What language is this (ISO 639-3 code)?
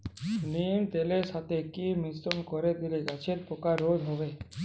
ben